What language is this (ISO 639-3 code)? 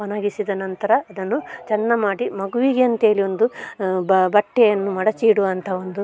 kan